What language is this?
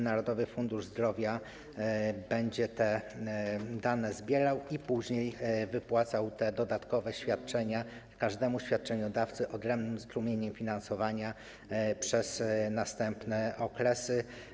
Polish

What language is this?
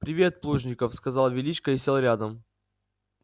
Russian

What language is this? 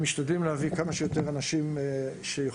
Hebrew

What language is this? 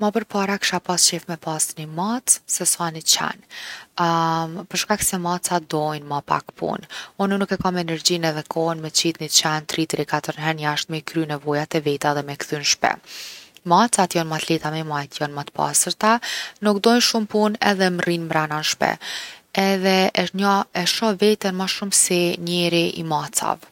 Gheg Albanian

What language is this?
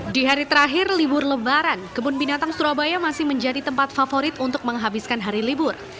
Indonesian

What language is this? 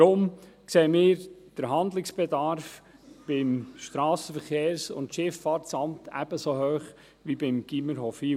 Swiss German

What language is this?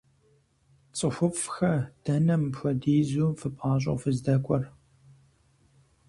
Kabardian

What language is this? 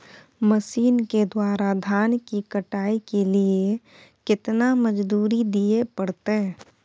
Maithili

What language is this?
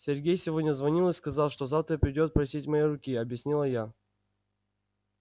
Russian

